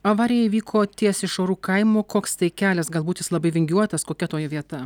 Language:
Lithuanian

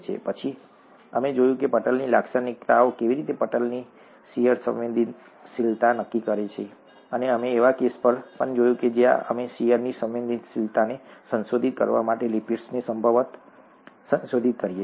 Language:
Gujarati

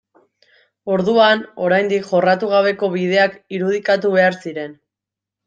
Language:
Basque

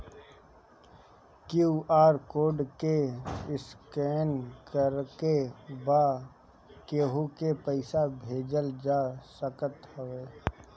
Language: Bhojpuri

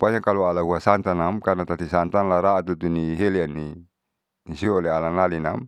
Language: Saleman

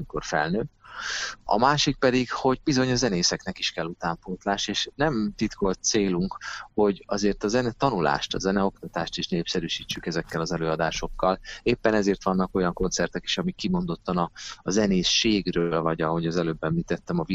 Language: Hungarian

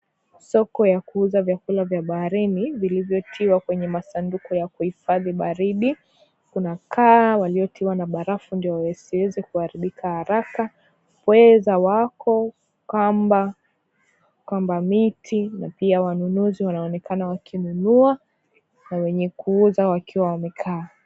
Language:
Swahili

